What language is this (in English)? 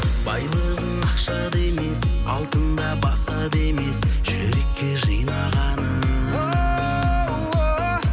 Kazakh